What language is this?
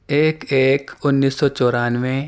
Urdu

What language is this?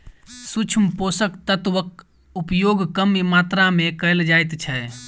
Maithili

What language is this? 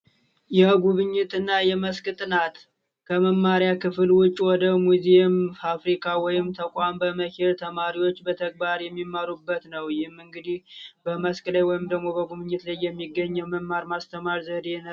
Amharic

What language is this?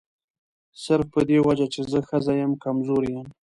Pashto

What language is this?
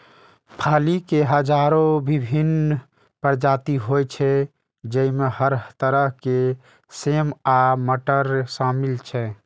Maithili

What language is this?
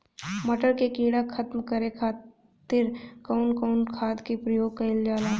Bhojpuri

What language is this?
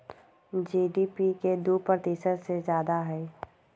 Magahi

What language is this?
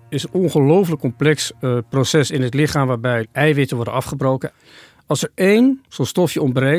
Dutch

